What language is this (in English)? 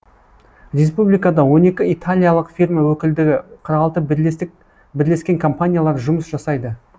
Kazakh